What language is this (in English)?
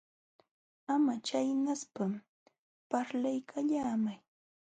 Jauja Wanca Quechua